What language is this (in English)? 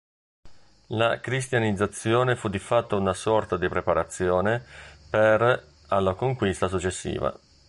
Italian